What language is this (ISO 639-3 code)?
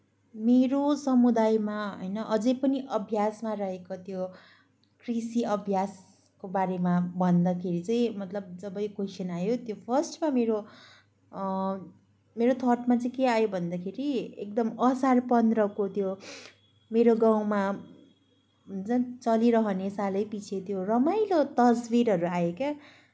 nep